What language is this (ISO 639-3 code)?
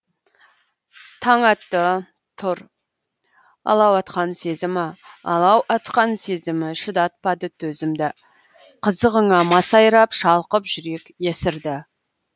kaz